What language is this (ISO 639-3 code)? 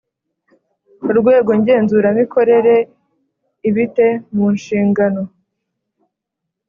kin